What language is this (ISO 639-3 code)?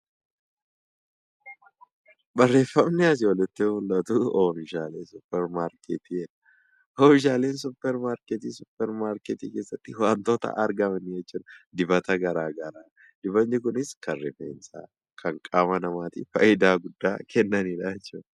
orm